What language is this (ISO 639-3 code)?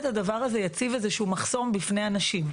heb